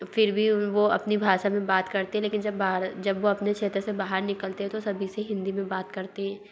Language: Hindi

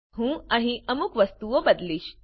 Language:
Gujarati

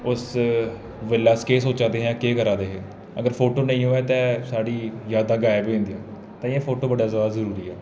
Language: Dogri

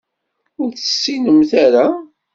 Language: Kabyle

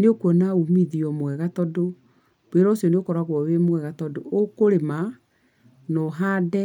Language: Kikuyu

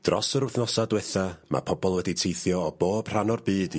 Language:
Welsh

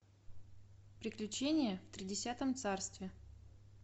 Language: Russian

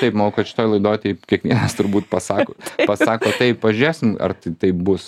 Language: Lithuanian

